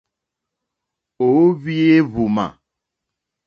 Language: Mokpwe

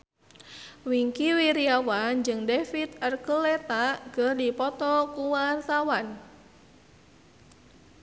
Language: Sundanese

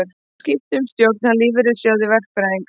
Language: Icelandic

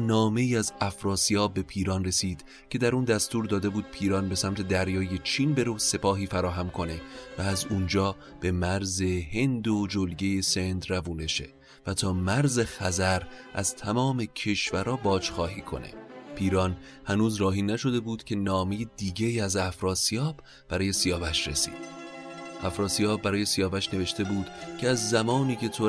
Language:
Persian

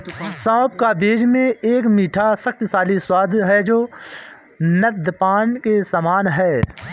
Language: Hindi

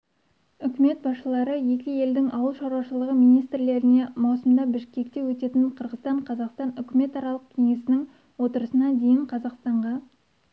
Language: Kazakh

